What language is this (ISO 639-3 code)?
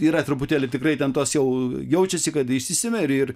lit